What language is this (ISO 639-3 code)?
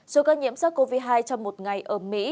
vie